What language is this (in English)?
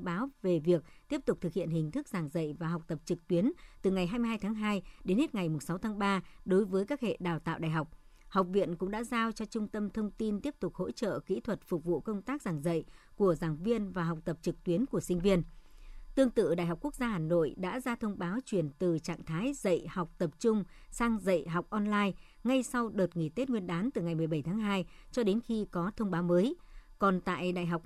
Vietnamese